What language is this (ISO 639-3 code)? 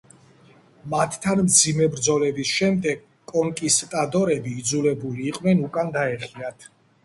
kat